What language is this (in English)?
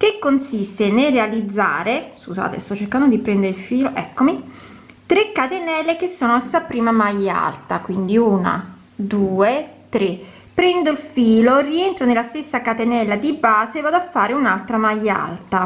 Italian